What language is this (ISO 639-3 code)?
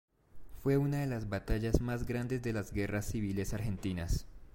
spa